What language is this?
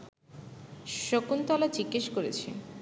Bangla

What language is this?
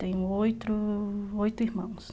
Portuguese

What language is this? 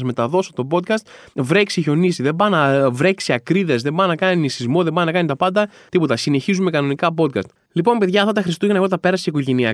Greek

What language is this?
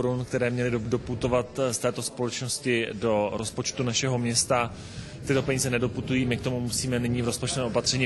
Czech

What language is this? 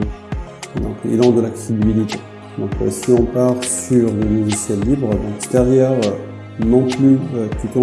French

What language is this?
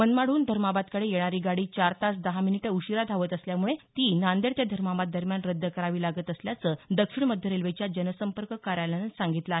Marathi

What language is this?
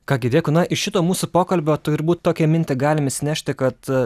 Lithuanian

